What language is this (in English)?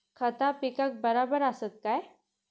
Marathi